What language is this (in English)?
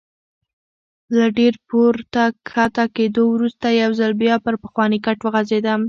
Pashto